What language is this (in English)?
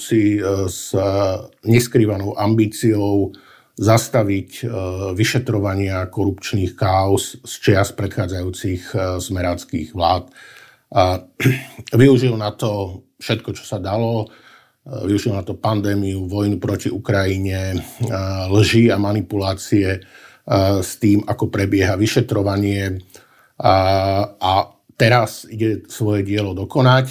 Slovak